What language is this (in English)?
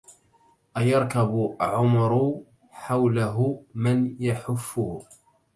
Arabic